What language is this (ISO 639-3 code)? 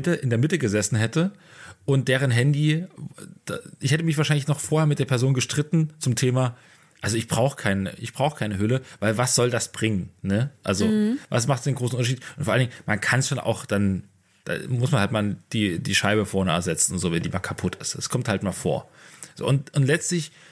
deu